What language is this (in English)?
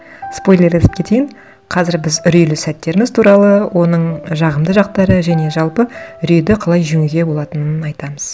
Kazakh